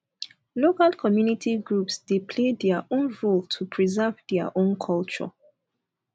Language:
Nigerian Pidgin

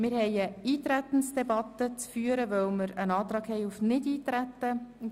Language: Swiss German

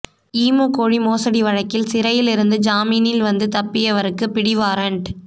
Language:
Tamil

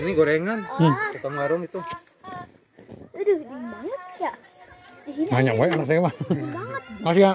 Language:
Indonesian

